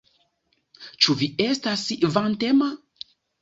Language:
Esperanto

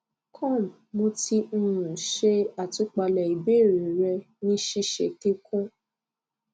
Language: Yoruba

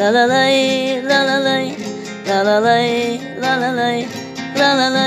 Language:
Turkish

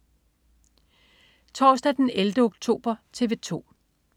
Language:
Danish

